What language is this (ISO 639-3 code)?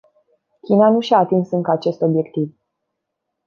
ron